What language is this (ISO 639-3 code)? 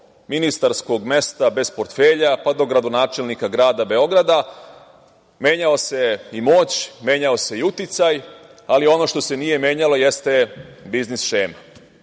srp